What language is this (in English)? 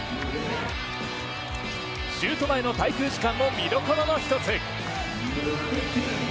Japanese